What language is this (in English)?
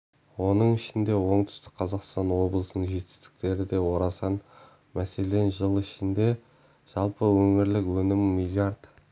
Kazakh